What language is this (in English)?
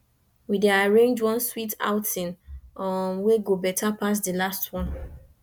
Nigerian Pidgin